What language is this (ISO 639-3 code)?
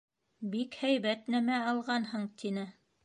bak